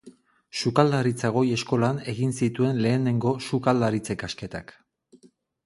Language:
Basque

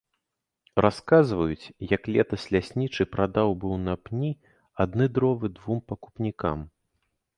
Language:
Belarusian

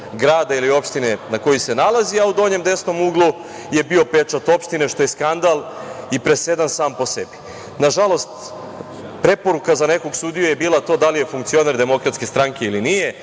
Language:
Serbian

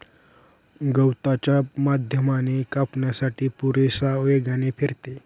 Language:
Marathi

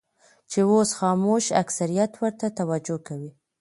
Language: Pashto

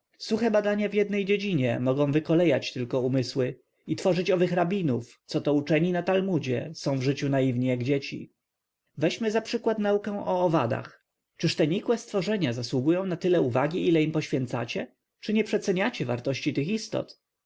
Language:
Polish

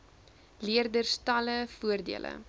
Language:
Afrikaans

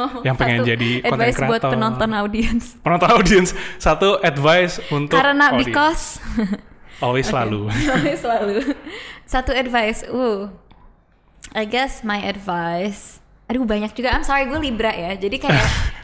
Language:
Indonesian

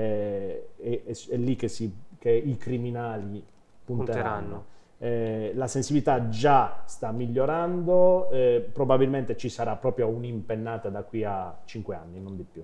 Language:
Italian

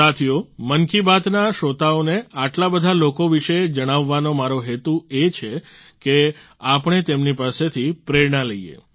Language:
Gujarati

